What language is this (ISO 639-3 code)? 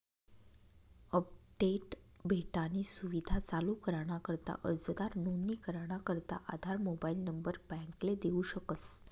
mar